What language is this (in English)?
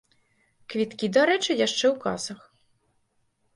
Belarusian